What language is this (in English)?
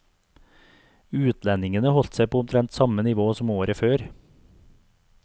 Norwegian